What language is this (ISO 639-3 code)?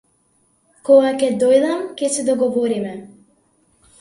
mkd